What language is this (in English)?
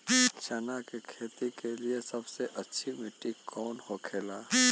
Bhojpuri